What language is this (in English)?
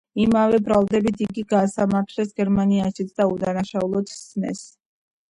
Georgian